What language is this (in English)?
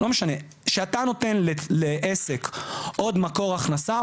Hebrew